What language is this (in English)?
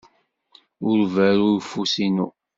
Kabyle